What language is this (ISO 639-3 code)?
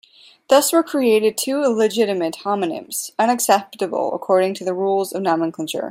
eng